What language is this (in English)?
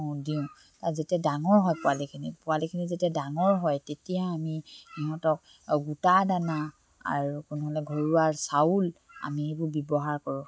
Assamese